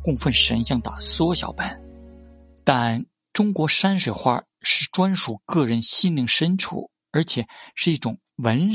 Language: Chinese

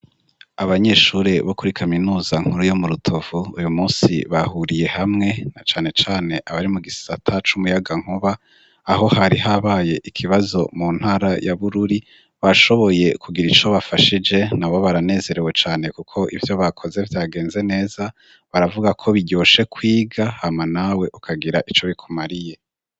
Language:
Rundi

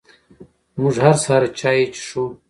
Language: Pashto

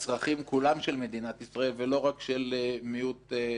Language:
Hebrew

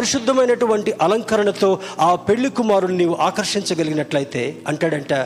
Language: Telugu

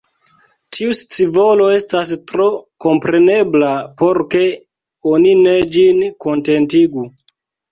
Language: Esperanto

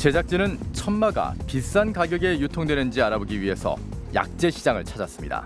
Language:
Korean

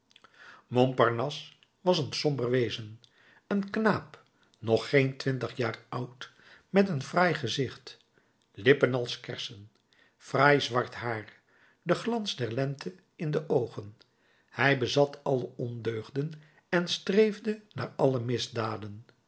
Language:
Dutch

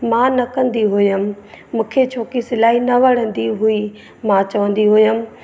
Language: Sindhi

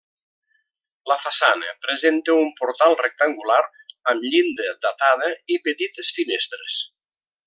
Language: Catalan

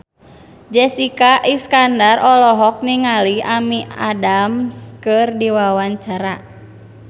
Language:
Sundanese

